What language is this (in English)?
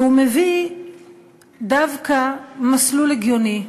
Hebrew